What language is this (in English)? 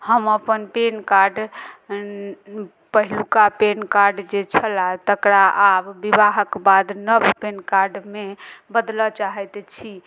Maithili